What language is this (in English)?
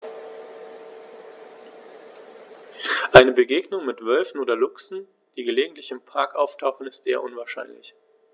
German